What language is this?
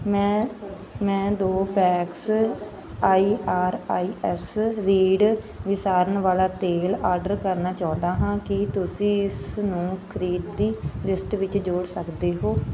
Punjabi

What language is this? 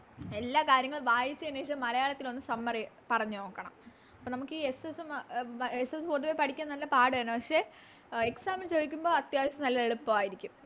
Malayalam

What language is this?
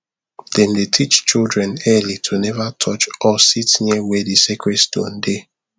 Nigerian Pidgin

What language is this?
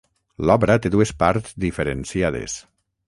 Catalan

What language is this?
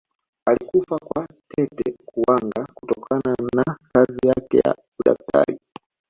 Swahili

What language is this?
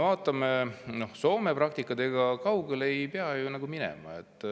Estonian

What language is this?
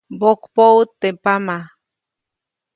Copainalá Zoque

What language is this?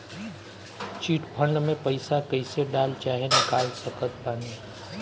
Bhojpuri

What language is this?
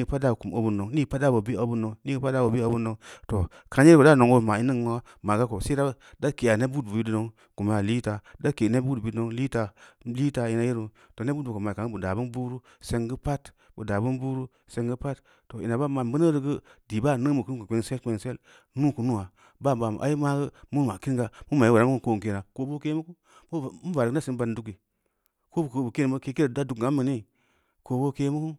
Samba Leko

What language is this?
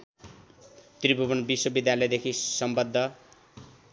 Nepali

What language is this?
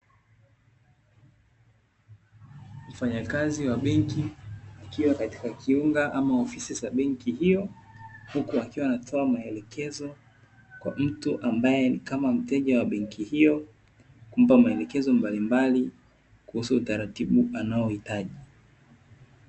Swahili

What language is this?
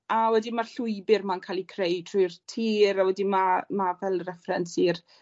Welsh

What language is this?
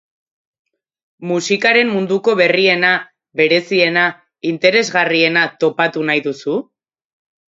Basque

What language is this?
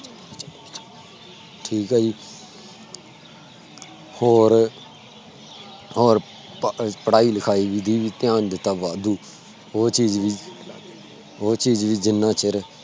Punjabi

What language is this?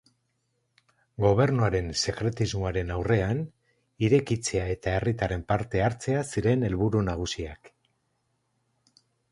Basque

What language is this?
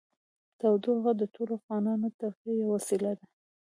Pashto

